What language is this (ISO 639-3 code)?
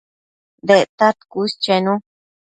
mcf